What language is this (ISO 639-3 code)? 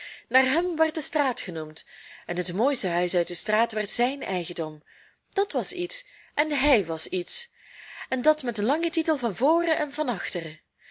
nld